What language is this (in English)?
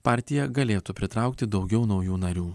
Lithuanian